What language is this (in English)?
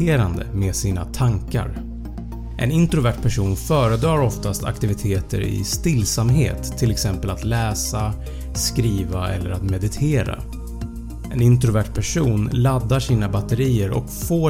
Swedish